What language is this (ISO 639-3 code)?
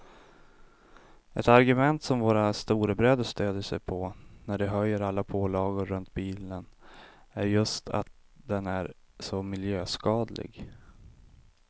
swe